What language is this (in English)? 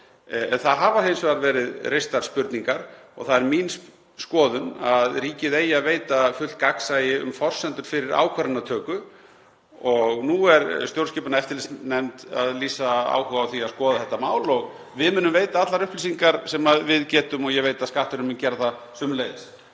Icelandic